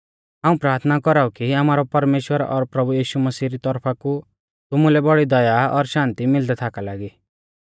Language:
Mahasu Pahari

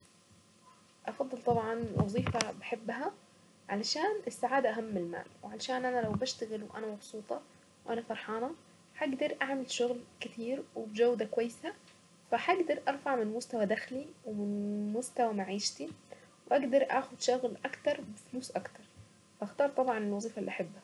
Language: Saidi Arabic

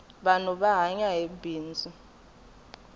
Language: Tsonga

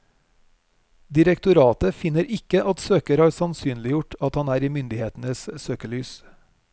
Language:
Norwegian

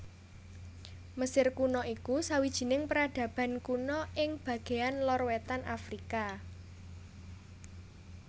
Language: Javanese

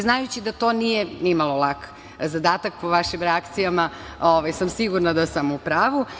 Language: Serbian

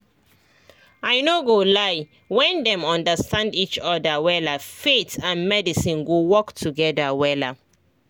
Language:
Nigerian Pidgin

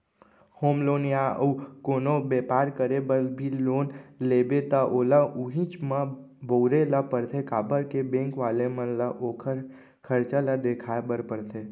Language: Chhattisgarhi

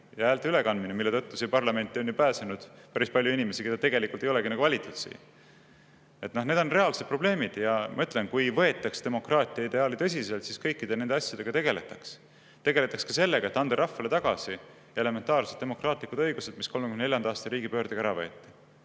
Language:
Estonian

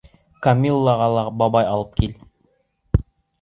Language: Bashkir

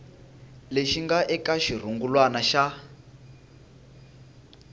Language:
Tsonga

